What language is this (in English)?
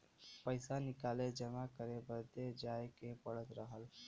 Bhojpuri